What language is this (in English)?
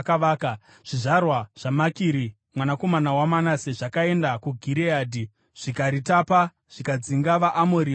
Shona